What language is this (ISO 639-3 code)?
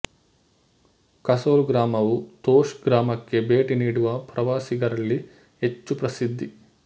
kan